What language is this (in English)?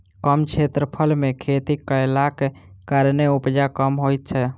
Maithili